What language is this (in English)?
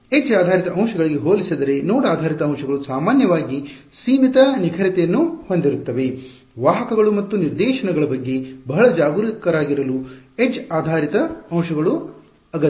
Kannada